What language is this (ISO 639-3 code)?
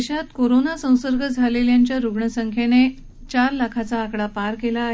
mar